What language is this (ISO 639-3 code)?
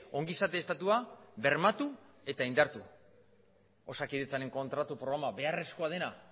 eus